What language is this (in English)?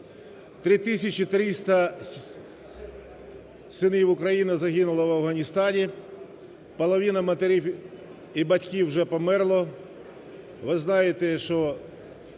Ukrainian